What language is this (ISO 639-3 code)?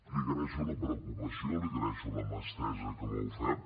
cat